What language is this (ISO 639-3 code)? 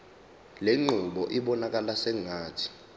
zul